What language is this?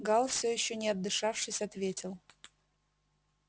Russian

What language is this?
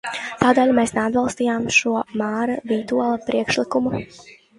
Latvian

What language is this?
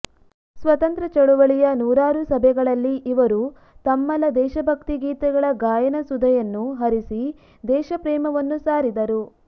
Kannada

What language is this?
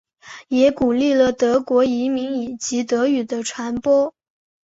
Chinese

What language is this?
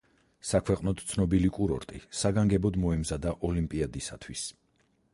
Georgian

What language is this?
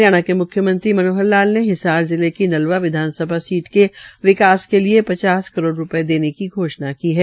Hindi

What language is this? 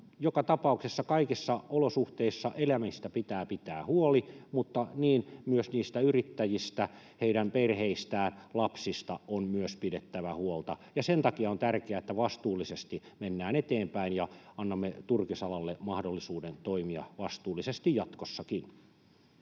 Finnish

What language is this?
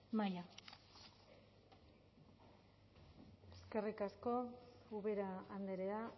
Basque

